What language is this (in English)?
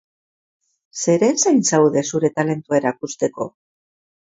Basque